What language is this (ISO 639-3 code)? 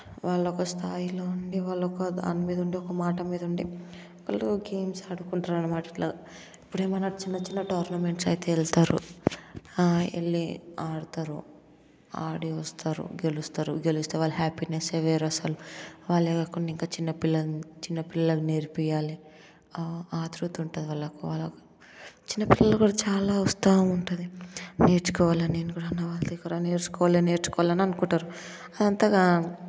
tel